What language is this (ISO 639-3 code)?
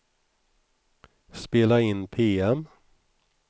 swe